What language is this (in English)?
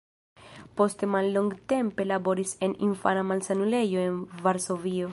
Esperanto